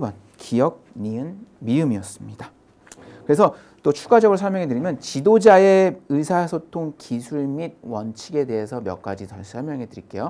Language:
Korean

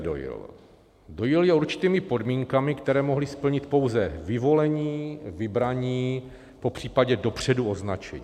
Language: Czech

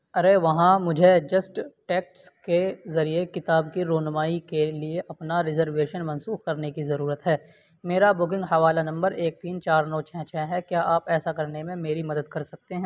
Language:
Urdu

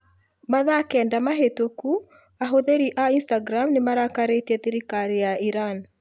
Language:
Kikuyu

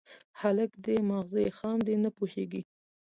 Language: Pashto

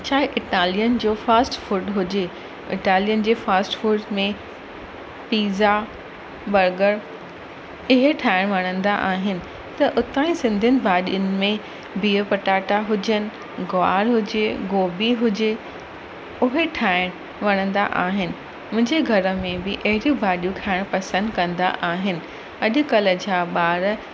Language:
Sindhi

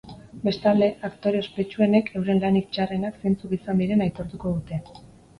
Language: Basque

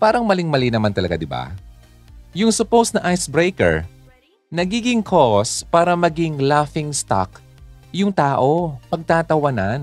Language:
Filipino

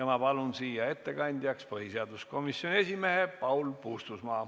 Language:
Estonian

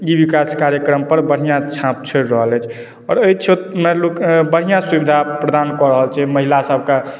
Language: Maithili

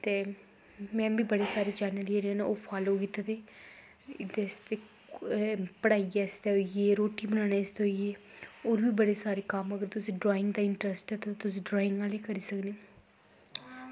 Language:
Dogri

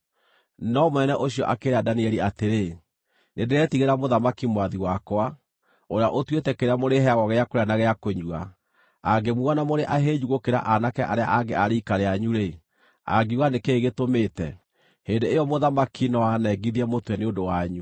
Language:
Kikuyu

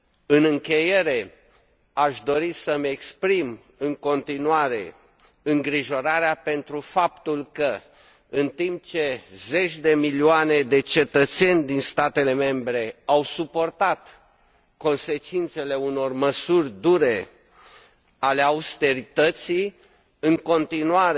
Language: Romanian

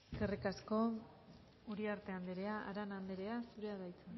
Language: Basque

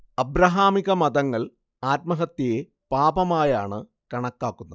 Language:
Malayalam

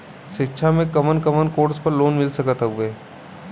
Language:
Bhojpuri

